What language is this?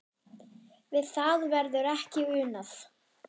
Icelandic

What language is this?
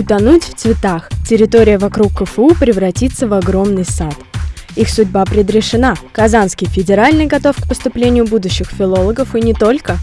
Russian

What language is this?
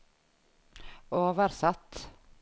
Norwegian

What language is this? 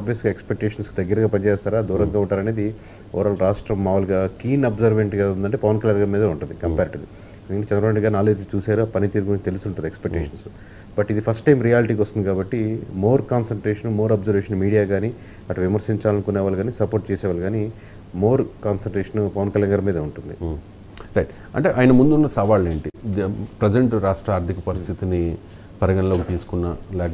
Telugu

